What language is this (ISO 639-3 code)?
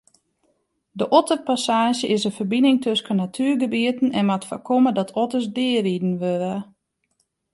fry